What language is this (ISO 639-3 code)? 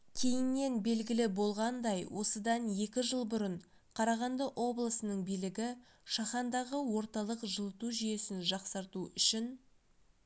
kaz